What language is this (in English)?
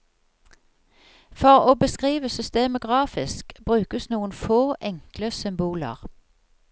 Norwegian